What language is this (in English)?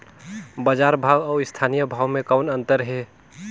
Chhattisgarhi